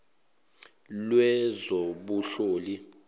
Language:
Zulu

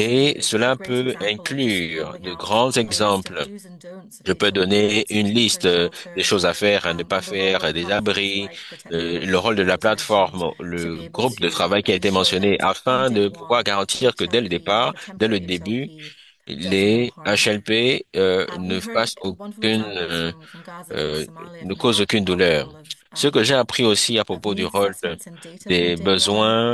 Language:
French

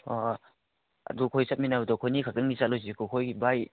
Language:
Manipuri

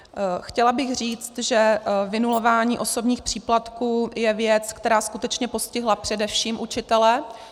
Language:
Czech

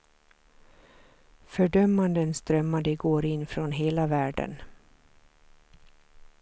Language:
Swedish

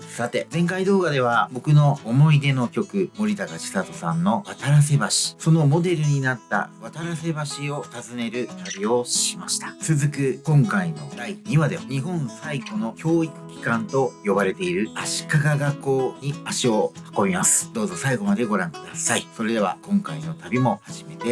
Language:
Japanese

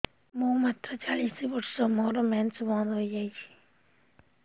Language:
Odia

